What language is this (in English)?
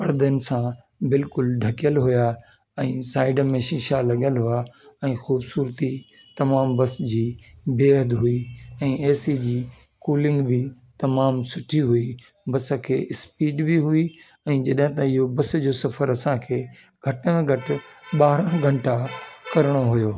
Sindhi